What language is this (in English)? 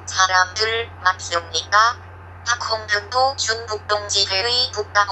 Korean